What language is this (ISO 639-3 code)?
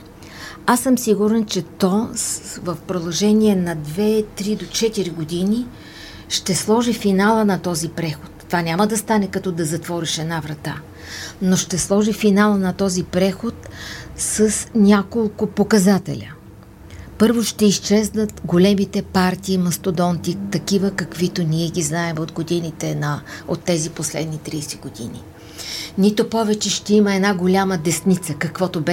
bul